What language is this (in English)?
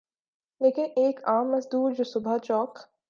Urdu